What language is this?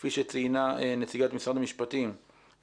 Hebrew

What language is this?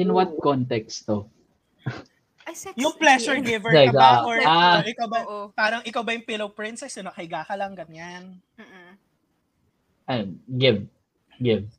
Filipino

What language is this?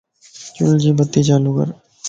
Lasi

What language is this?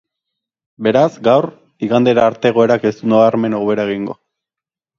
Basque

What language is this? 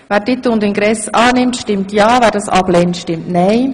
Swiss German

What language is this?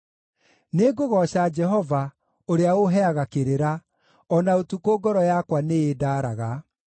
Kikuyu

